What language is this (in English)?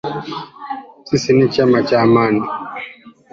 Swahili